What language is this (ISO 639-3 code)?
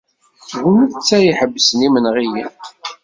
kab